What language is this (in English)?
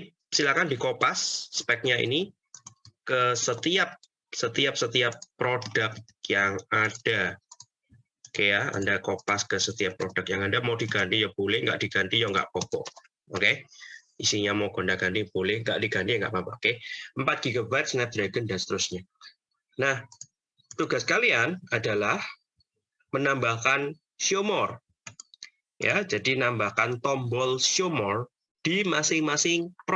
Indonesian